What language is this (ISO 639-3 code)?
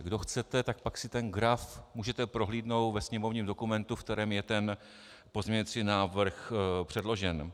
ces